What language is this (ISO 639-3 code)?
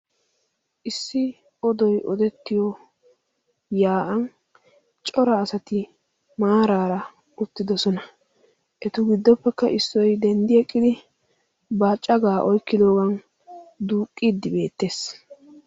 wal